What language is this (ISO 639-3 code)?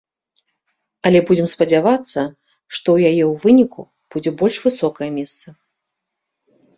bel